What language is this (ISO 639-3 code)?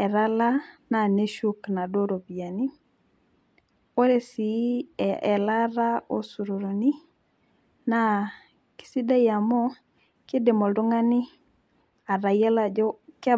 mas